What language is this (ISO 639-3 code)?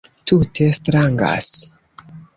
epo